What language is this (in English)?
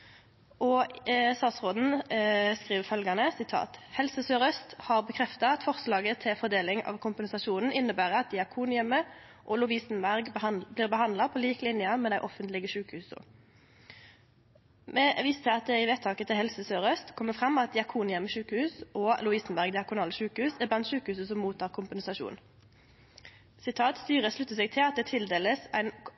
Norwegian Nynorsk